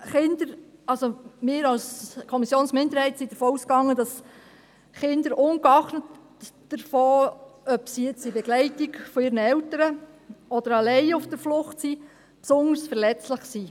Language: Swiss German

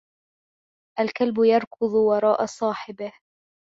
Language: Arabic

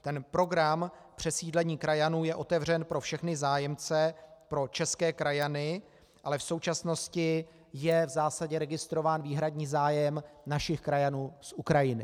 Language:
Czech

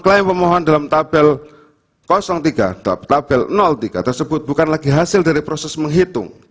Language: Indonesian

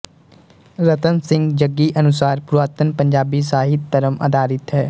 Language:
Punjabi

